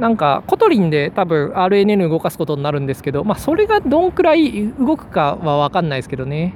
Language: Japanese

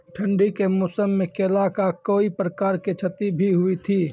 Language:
Maithili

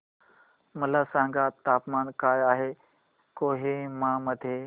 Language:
Marathi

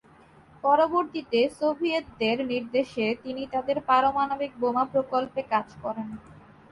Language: Bangla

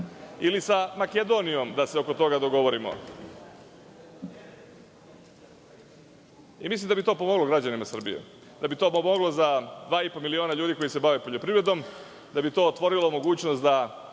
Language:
Serbian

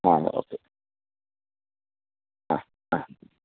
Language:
Malayalam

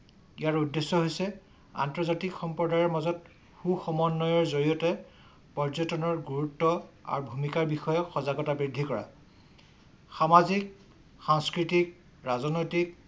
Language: Assamese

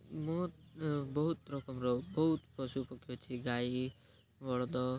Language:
Odia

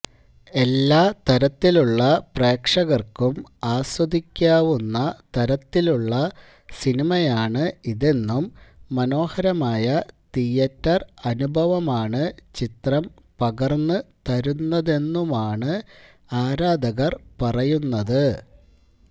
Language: Malayalam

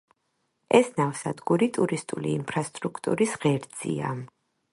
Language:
Georgian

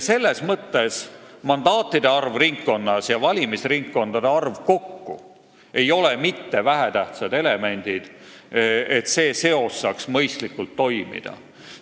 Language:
Estonian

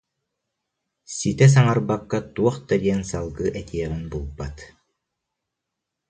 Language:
Yakut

